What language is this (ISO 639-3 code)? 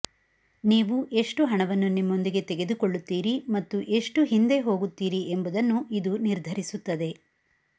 kan